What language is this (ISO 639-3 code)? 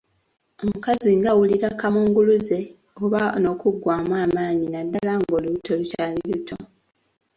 lug